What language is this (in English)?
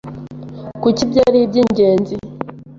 Kinyarwanda